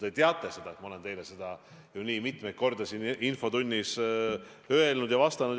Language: Estonian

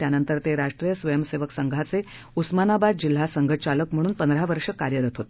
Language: Marathi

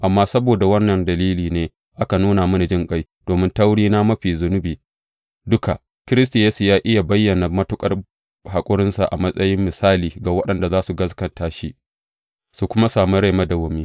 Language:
Hausa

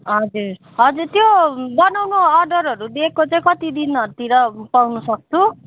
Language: Nepali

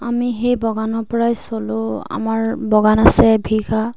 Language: Assamese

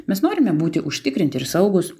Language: Lithuanian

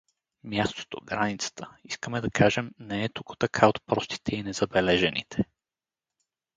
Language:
Bulgarian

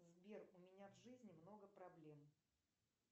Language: Russian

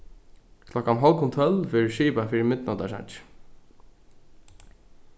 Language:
Faroese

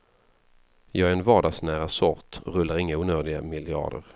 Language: Swedish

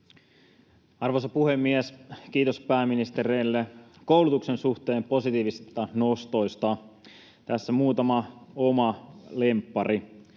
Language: Finnish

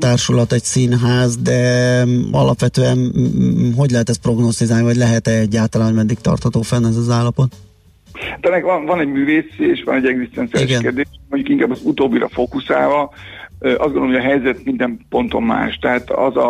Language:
Hungarian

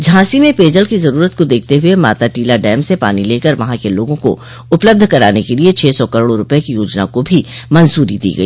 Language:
Hindi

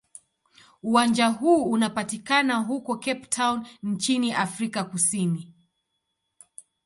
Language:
Swahili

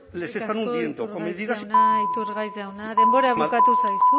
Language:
Basque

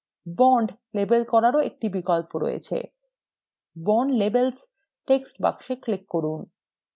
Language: Bangla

